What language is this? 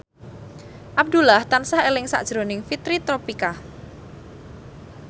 Javanese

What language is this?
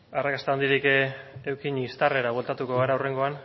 Basque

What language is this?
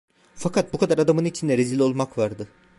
Turkish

